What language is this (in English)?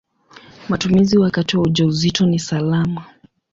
Swahili